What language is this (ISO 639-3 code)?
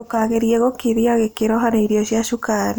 kik